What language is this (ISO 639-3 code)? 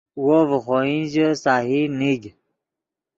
ydg